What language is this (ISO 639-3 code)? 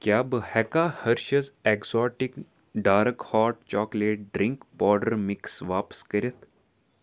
kas